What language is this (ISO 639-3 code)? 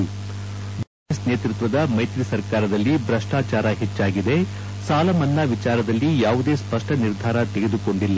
kan